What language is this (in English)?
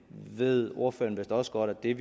Danish